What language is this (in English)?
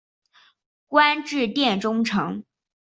Chinese